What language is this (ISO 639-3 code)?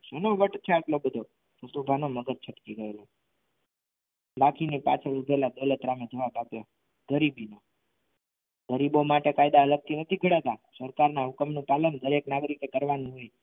guj